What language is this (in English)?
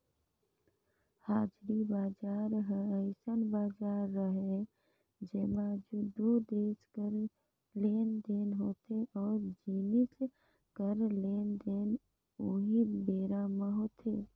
Chhattisgarhi